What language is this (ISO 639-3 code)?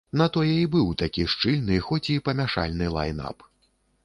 bel